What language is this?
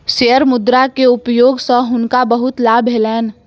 Maithili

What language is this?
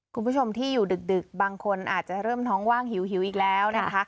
Thai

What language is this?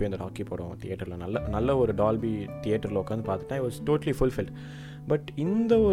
Tamil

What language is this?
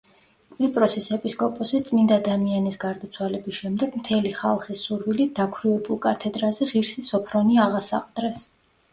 Georgian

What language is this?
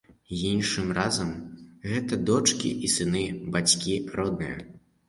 Belarusian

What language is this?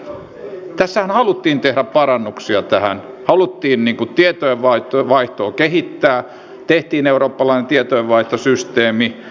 Finnish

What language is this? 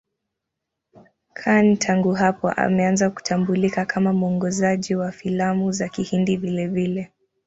Swahili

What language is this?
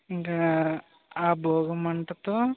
Telugu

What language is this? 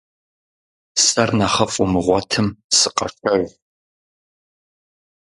Kabardian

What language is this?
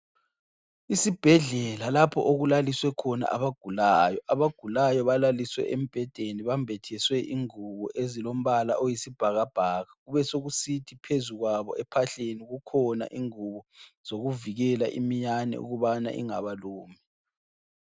North Ndebele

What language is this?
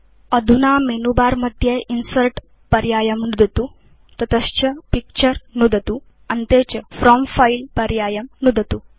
Sanskrit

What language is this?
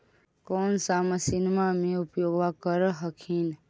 Magahi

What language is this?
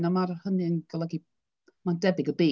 Welsh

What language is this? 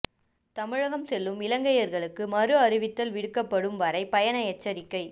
Tamil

